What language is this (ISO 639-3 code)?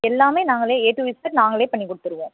tam